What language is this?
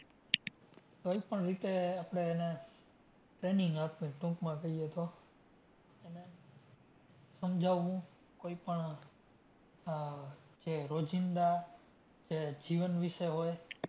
Gujarati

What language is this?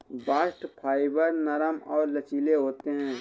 Hindi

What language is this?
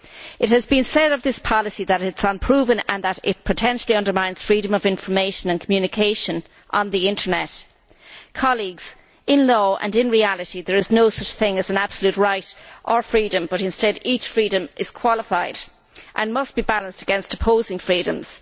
English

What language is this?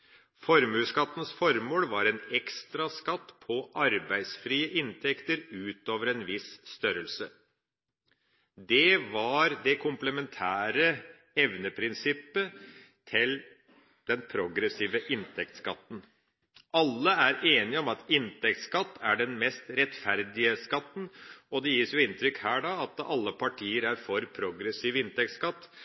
Norwegian Bokmål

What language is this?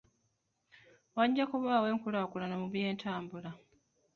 Ganda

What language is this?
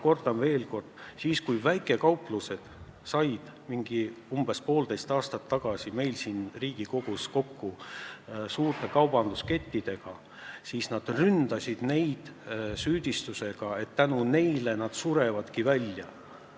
Estonian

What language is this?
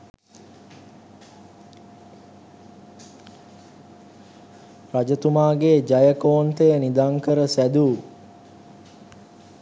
Sinhala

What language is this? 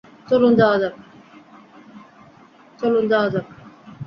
Bangla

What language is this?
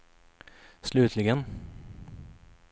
Swedish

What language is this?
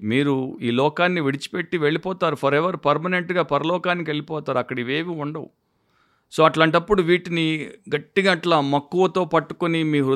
Telugu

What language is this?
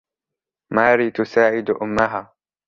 Arabic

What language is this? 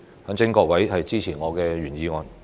Cantonese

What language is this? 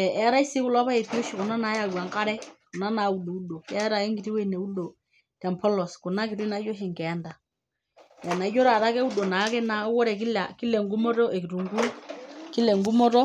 Masai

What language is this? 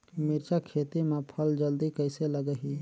Chhattisgarhi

